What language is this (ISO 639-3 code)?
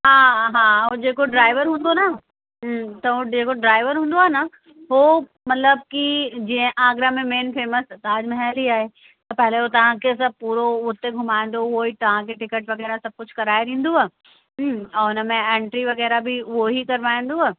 snd